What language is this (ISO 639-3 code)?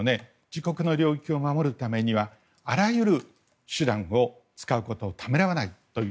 jpn